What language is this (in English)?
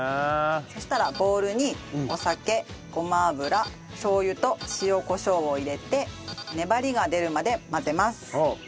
Japanese